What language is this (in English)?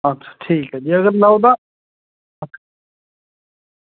Dogri